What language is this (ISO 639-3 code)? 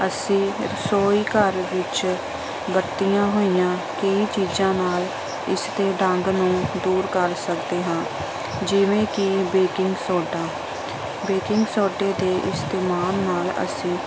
pan